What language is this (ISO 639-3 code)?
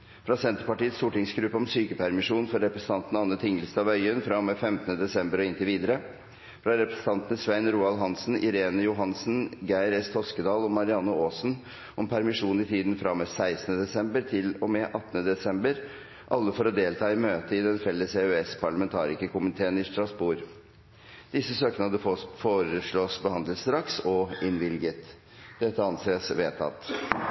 nob